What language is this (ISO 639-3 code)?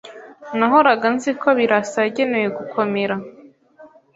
kin